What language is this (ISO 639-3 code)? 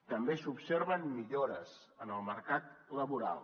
cat